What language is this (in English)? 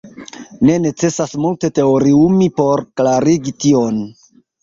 Esperanto